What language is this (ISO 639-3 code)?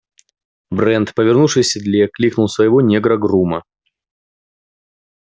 rus